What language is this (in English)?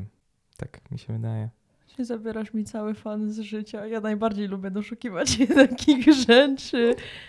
Polish